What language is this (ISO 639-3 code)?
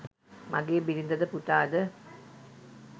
sin